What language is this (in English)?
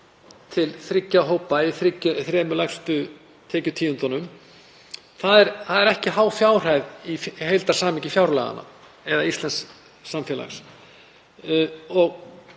Icelandic